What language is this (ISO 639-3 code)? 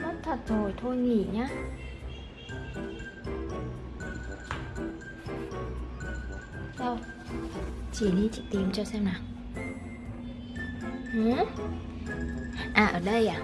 vie